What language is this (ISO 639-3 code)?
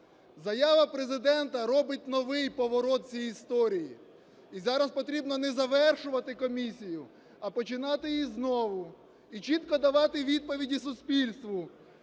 ukr